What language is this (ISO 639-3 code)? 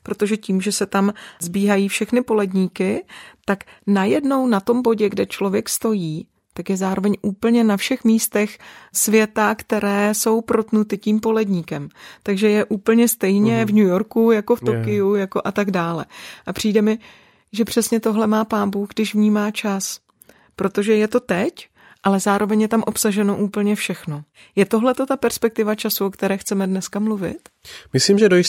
ces